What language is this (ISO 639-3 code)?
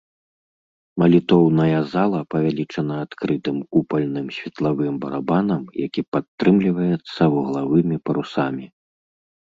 bel